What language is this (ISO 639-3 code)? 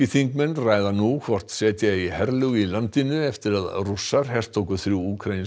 isl